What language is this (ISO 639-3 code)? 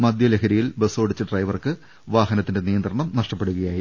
mal